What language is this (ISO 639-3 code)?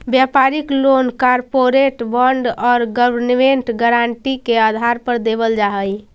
mag